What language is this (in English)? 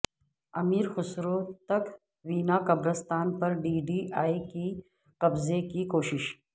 Urdu